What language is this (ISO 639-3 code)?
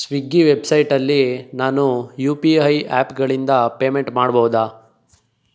kan